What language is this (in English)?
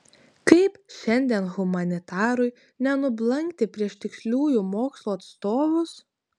Lithuanian